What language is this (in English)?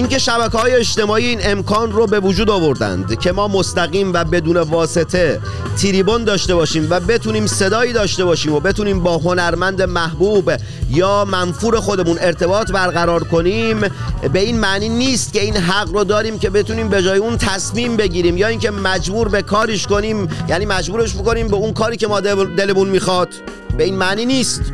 Persian